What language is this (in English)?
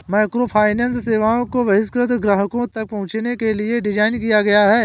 Hindi